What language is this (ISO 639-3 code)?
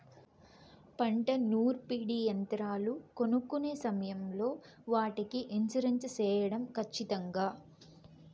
tel